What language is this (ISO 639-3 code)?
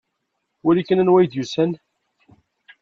kab